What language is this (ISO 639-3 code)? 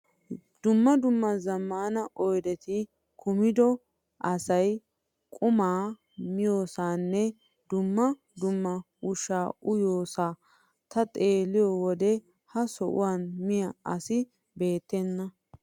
wal